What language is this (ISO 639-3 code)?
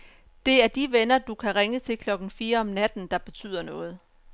dan